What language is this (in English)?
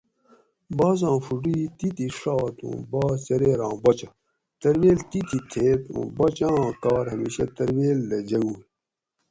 Gawri